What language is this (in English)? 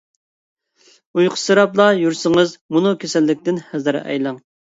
Uyghur